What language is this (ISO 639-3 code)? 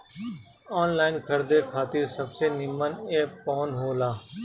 bho